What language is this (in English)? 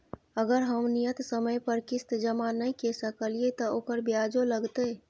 Maithili